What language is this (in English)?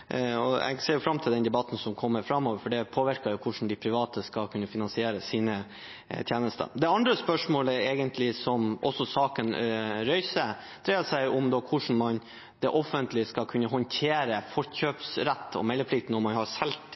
Norwegian Bokmål